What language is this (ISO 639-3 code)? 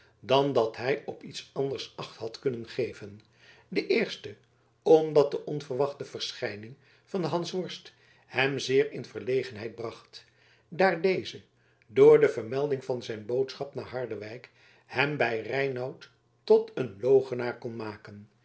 nld